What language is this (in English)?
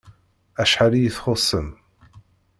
Kabyle